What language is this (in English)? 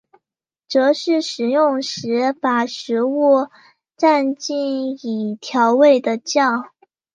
Chinese